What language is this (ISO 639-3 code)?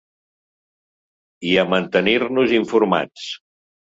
cat